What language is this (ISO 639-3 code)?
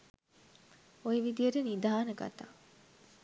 sin